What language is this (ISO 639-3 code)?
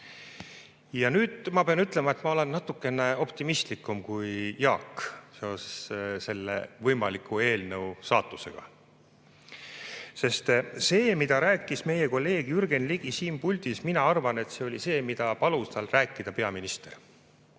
est